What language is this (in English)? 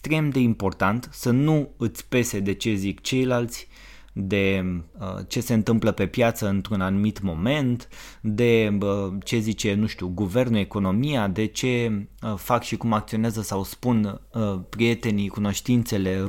Romanian